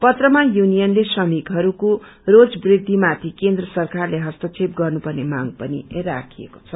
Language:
Nepali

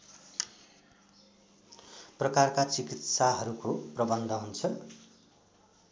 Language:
Nepali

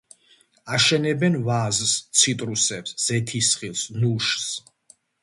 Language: Georgian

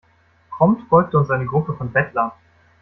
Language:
German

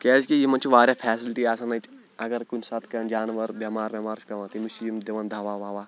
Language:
Kashmiri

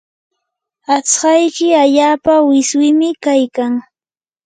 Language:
Yanahuanca Pasco Quechua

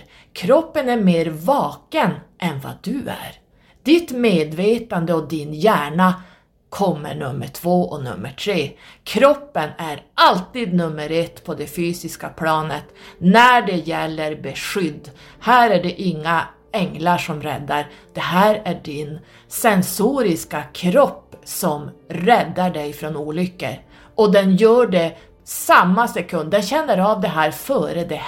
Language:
Swedish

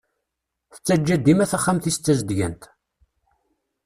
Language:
Kabyle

